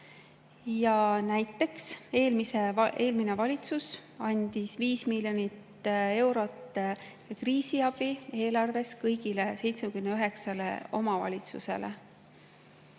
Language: Estonian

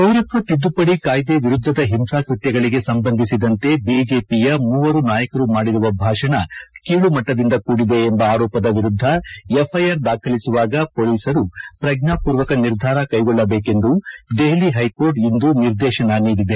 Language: Kannada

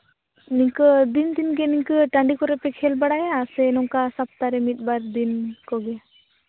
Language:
Santali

